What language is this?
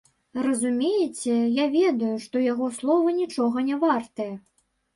Belarusian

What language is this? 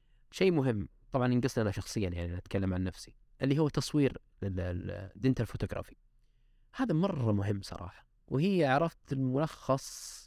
Arabic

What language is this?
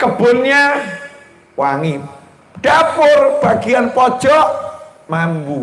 Indonesian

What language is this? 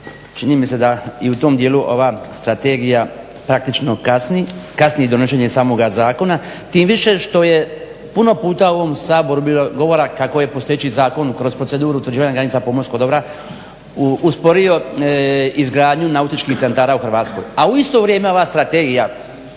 Croatian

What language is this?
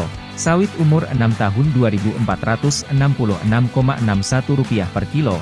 Indonesian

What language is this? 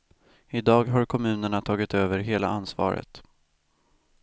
Swedish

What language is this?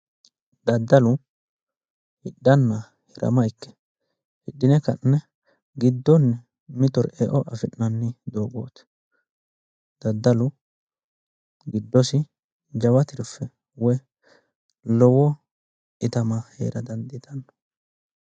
Sidamo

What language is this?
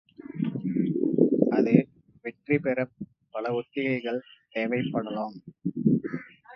Tamil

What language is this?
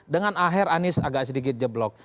Indonesian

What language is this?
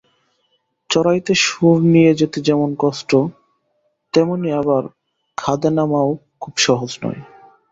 Bangla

